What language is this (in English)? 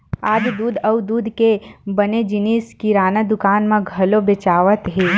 Chhattisgarhi